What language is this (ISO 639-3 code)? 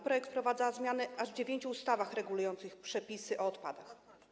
pol